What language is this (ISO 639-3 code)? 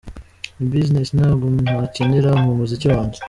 kin